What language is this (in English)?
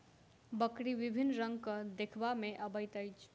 Maithili